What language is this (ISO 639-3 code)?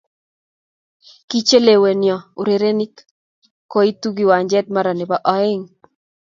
kln